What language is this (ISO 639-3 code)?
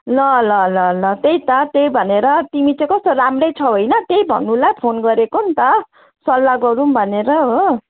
nep